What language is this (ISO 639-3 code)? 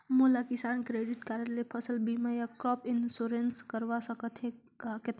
hne